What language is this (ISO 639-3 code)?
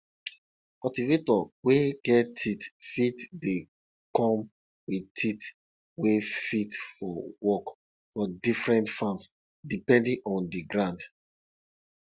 pcm